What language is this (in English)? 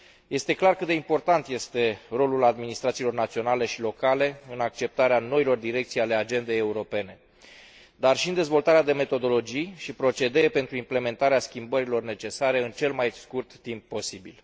Romanian